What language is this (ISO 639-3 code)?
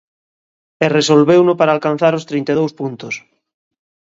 glg